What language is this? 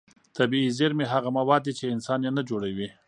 Pashto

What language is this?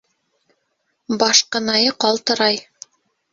Bashkir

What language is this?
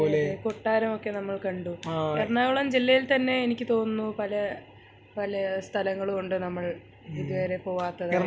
Malayalam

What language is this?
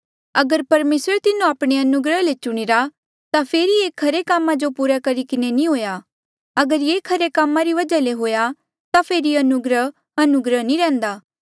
Mandeali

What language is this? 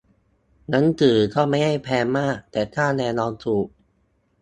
Thai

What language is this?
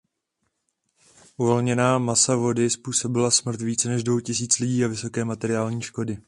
Czech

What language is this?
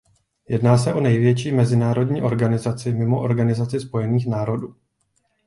Czech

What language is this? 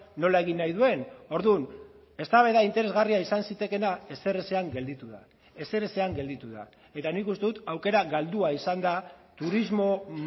Basque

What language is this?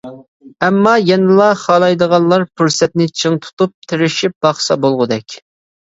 Uyghur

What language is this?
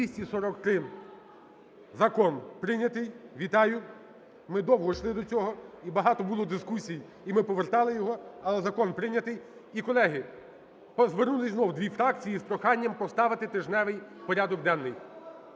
Ukrainian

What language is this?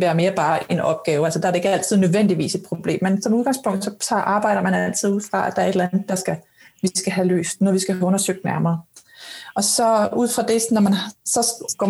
Danish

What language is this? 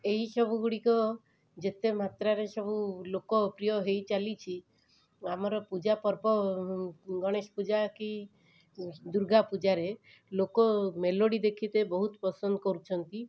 Odia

